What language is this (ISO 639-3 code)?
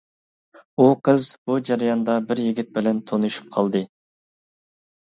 uig